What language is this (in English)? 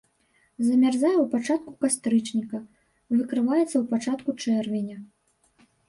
Belarusian